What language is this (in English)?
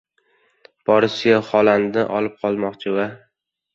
Uzbek